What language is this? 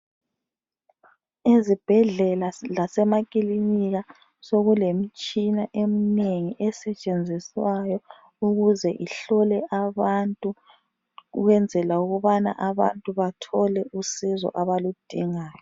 North Ndebele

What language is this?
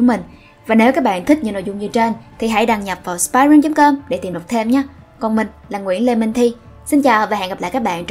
Vietnamese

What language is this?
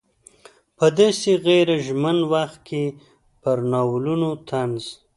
Pashto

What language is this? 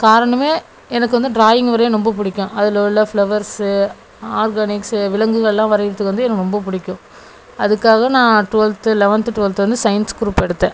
Tamil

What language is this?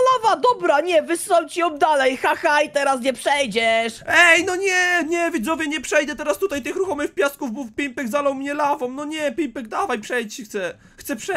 Polish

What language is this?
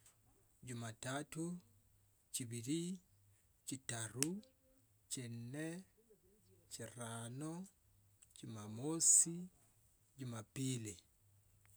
Tsotso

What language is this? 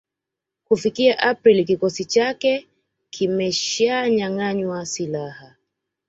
Swahili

